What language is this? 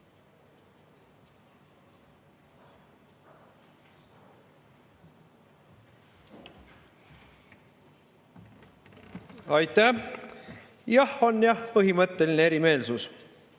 Estonian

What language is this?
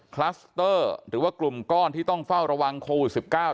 Thai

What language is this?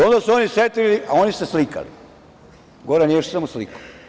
Serbian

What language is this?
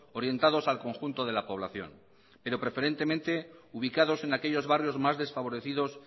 Spanish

